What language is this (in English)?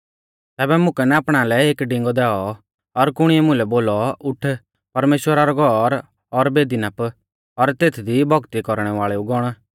Mahasu Pahari